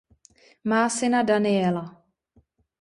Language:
Czech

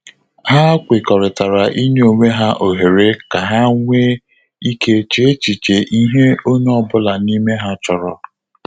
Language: Igbo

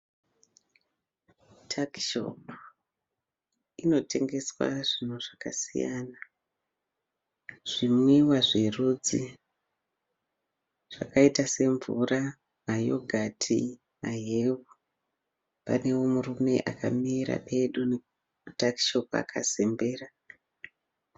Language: Shona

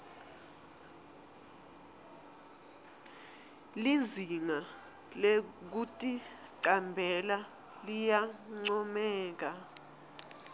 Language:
Swati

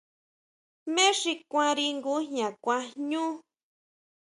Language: Huautla Mazatec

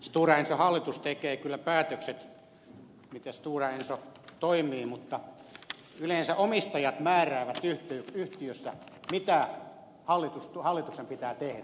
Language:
Finnish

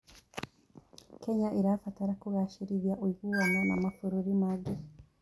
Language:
Kikuyu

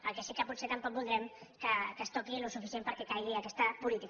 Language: Catalan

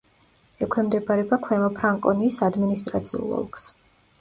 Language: Georgian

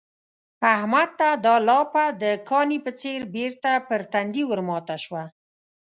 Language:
Pashto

